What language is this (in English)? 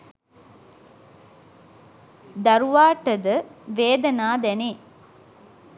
Sinhala